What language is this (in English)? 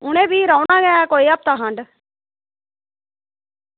Dogri